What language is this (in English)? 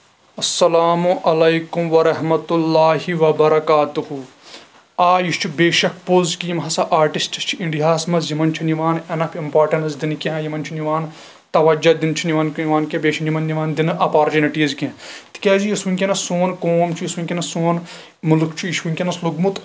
Kashmiri